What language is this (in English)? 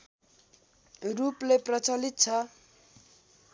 Nepali